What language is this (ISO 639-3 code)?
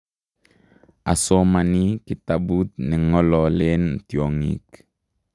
kln